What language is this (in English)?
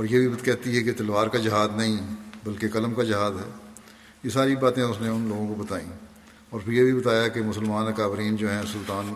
Urdu